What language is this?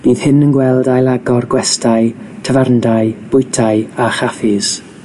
Welsh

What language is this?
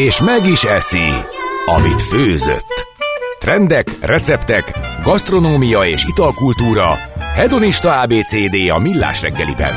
Hungarian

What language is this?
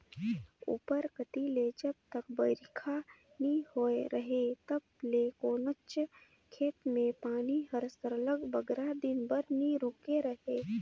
Chhattisgarhi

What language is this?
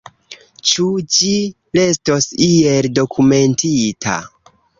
Esperanto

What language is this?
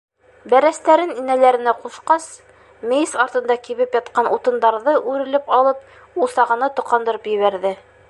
Bashkir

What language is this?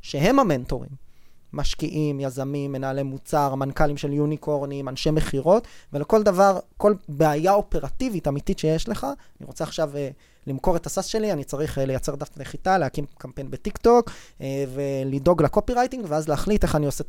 Hebrew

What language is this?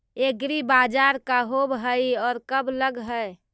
Magahi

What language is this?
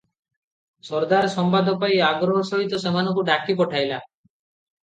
Odia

